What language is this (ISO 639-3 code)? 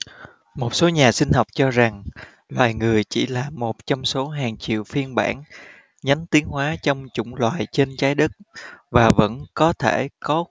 vie